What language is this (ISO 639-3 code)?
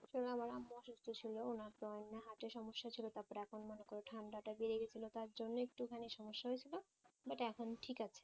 ben